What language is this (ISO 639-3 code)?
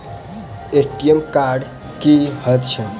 mai